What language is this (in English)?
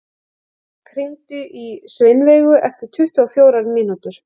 Icelandic